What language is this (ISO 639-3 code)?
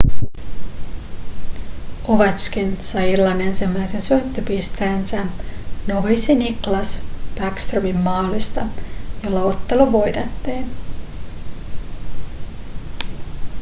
fin